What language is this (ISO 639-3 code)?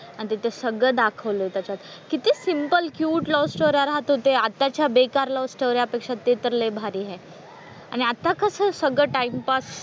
mar